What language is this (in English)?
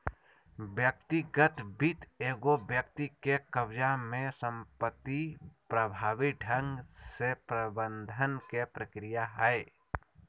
Magahi